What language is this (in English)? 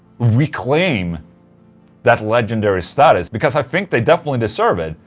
English